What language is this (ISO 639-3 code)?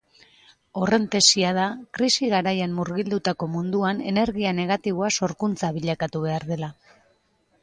eus